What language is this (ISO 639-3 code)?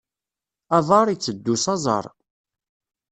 kab